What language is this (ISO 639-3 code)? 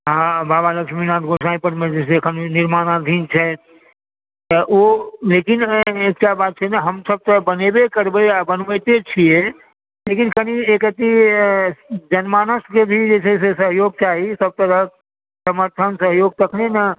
mai